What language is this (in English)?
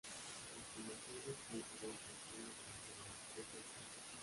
Spanish